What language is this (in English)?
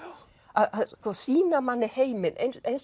Icelandic